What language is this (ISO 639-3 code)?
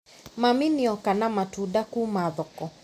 kik